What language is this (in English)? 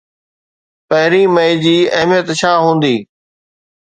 Sindhi